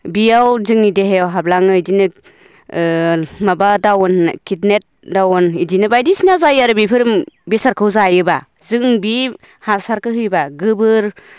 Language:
Bodo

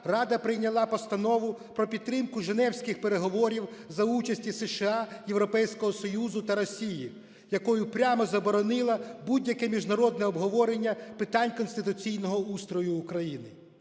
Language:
Ukrainian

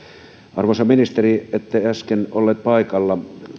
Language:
Finnish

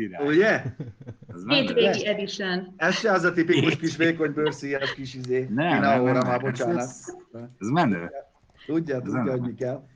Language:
Hungarian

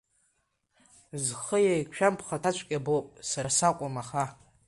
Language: Abkhazian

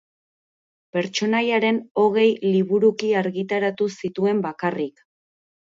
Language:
Basque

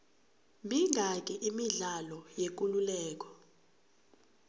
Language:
South Ndebele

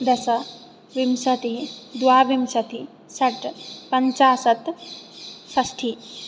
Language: Sanskrit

